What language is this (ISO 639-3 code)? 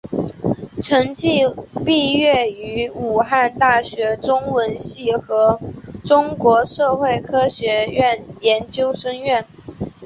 zho